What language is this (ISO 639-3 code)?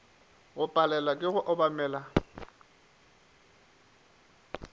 nso